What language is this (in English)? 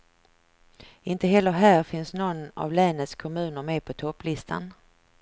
Swedish